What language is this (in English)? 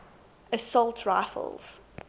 English